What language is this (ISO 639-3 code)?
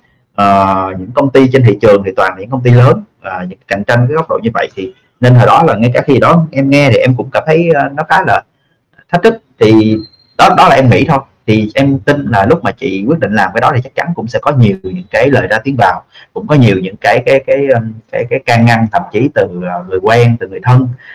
vie